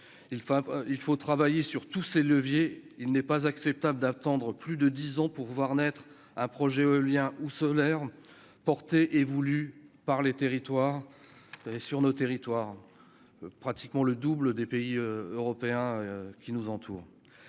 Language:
French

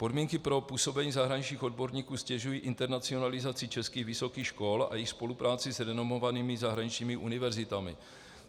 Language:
Czech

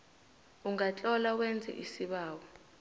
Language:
South Ndebele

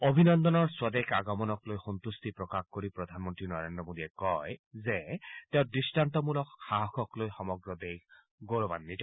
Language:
Assamese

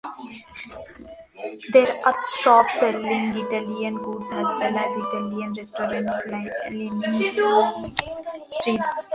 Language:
English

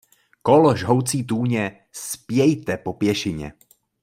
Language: Czech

